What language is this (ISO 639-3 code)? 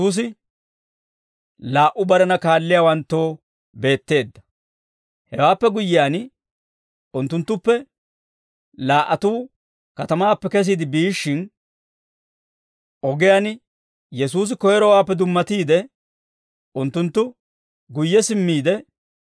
dwr